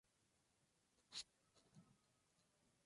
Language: Arabic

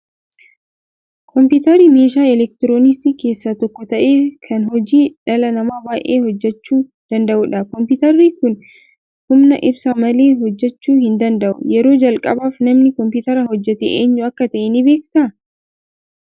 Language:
Oromo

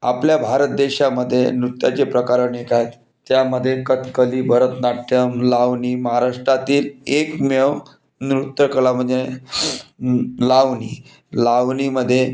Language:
Marathi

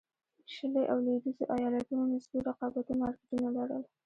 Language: Pashto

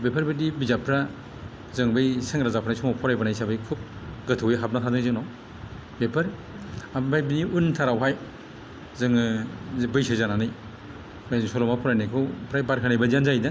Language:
Bodo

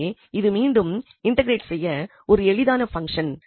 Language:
Tamil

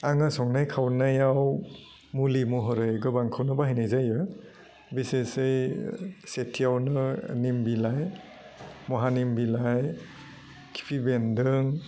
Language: Bodo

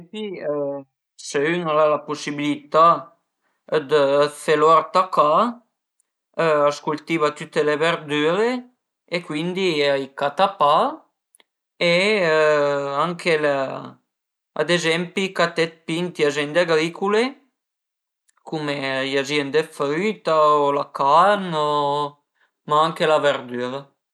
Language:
Piedmontese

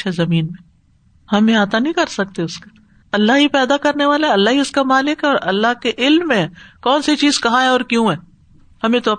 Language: Urdu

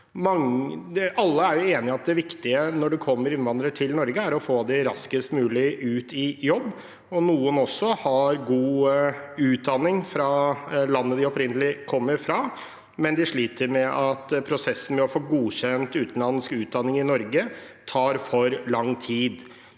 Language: Norwegian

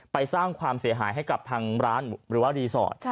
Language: Thai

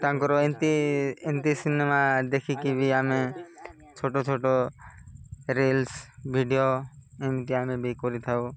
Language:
Odia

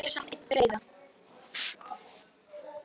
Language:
Icelandic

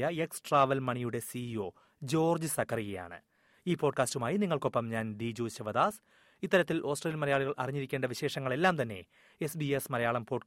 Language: Malayalam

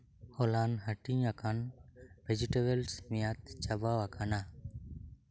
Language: Santali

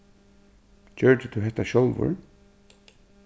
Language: Faroese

